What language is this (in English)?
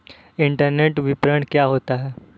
Hindi